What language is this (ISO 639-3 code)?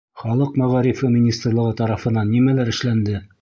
bak